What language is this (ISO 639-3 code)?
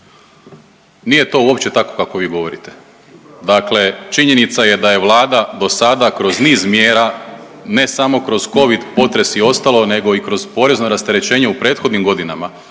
hrv